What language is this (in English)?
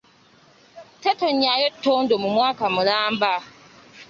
Ganda